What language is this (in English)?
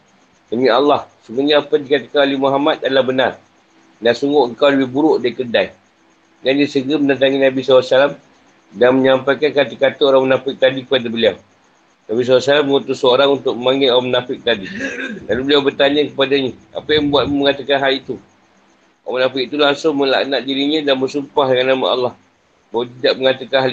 Malay